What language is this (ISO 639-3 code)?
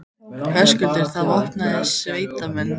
isl